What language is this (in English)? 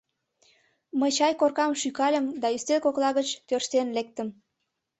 Mari